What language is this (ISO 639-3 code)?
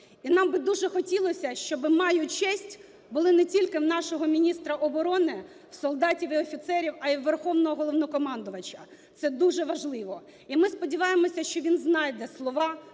ukr